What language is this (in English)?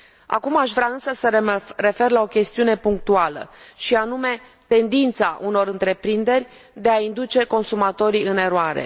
Romanian